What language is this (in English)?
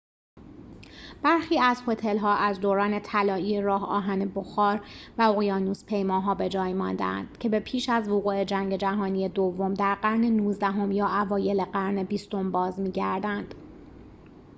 Persian